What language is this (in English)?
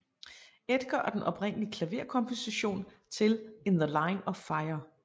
Danish